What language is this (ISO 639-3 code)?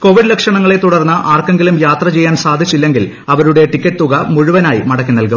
mal